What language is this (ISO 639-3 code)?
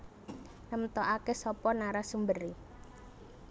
jav